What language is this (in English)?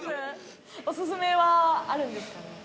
Japanese